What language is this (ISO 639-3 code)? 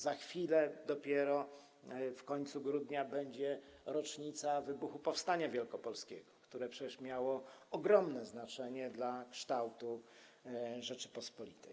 pol